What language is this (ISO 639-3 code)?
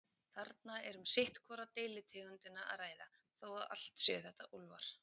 isl